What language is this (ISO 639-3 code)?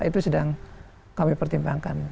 ind